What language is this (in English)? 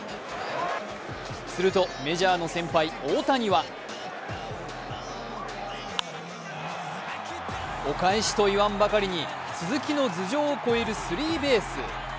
Japanese